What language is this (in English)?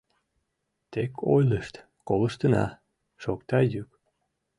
Mari